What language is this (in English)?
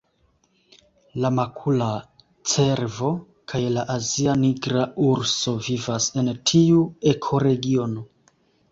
Esperanto